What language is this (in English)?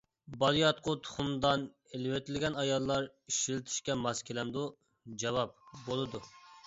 Uyghur